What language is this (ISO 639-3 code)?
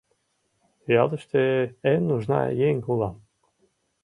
chm